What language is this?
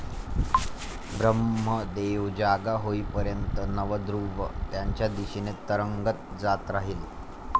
Marathi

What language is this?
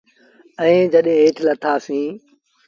Sindhi Bhil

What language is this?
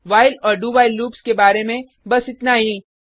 Hindi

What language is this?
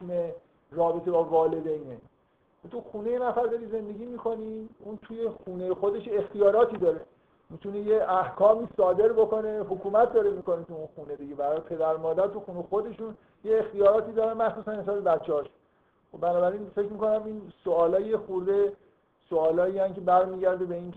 Persian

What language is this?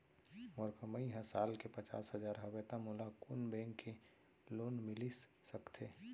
Chhattisgarhi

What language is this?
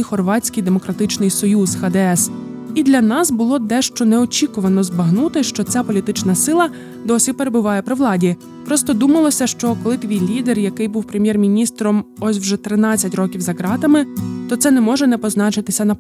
Ukrainian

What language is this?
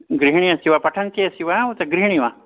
Sanskrit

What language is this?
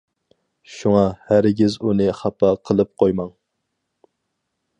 Uyghur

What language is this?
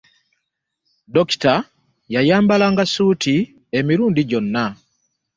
Ganda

